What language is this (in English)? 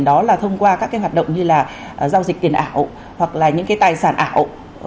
Vietnamese